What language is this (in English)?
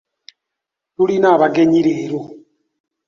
Ganda